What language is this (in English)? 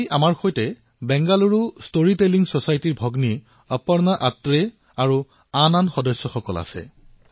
Assamese